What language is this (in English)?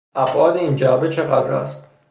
Persian